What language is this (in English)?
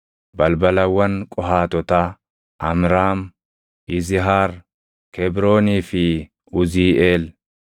Oromo